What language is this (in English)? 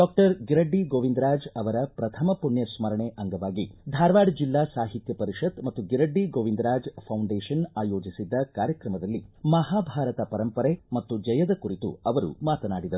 Kannada